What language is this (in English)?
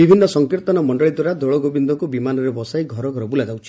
Odia